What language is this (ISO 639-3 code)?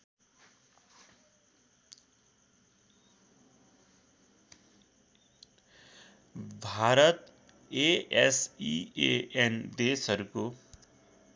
nep